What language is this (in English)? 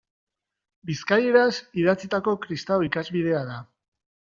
Basque